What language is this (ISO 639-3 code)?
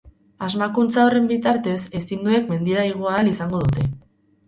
eus